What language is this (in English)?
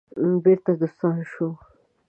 Pashto